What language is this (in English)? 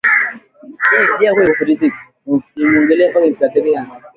Swahili